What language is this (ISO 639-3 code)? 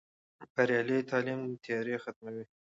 pus